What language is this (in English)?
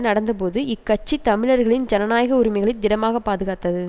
Tamil